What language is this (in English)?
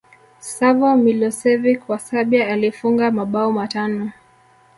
Swahili